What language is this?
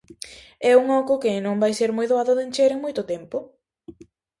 Galician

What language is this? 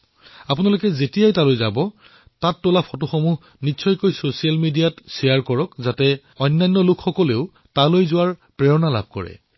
Assamese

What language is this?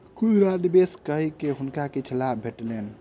Maithili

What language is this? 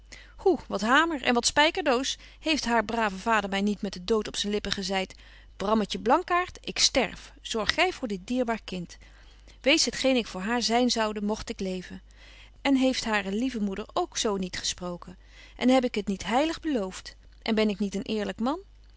Dutch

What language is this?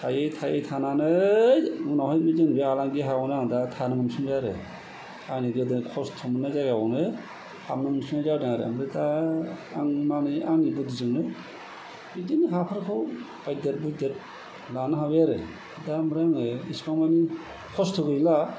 Bodo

